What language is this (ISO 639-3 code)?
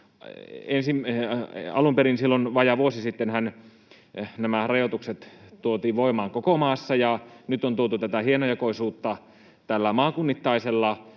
fin